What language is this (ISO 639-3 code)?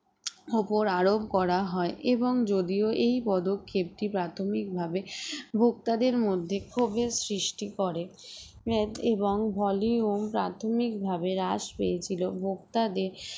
ben